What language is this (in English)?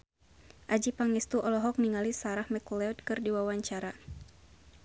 Sundanese